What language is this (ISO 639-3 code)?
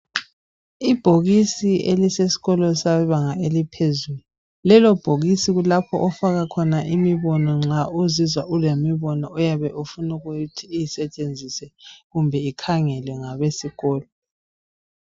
nde